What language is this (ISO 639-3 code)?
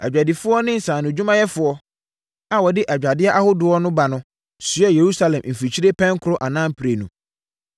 aka